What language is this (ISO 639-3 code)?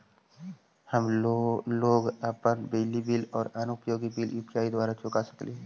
mag